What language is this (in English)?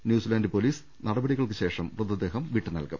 Malayalam